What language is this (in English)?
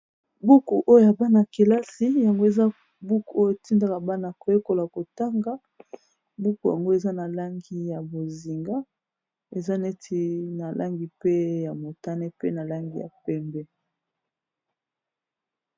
Lingala